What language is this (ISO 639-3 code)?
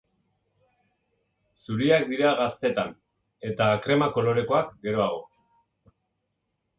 eus